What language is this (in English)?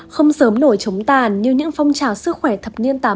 Vietnamese